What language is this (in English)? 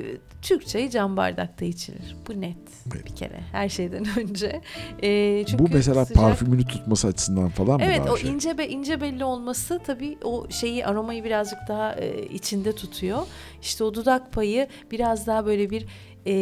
Turkish